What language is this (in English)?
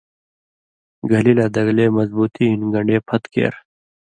Indus Kohistani